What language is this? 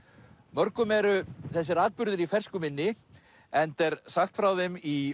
Icelandic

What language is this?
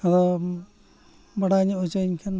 Santali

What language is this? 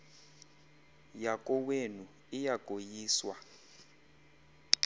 Xhosa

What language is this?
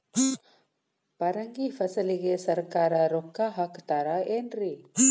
Kannada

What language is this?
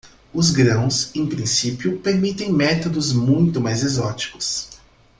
Portuguese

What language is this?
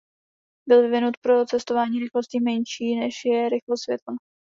Czech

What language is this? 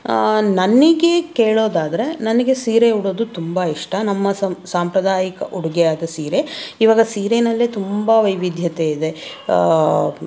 Kannada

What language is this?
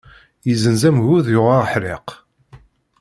Kabyle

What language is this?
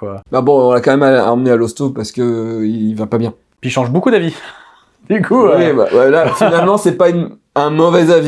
French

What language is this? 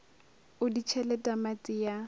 Northern Sotho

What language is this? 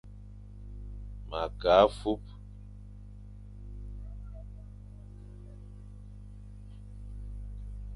Fang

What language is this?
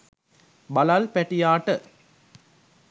Sinhala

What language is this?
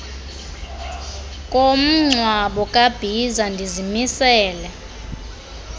Xhosa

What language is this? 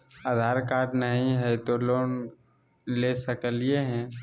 Magahi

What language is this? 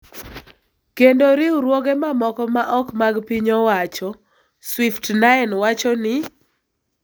Luo (Kenya and Tanzania)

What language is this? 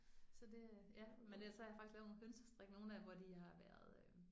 Danish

